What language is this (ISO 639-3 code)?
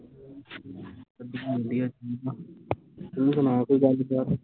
pan